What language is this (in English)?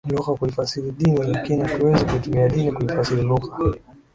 Swahili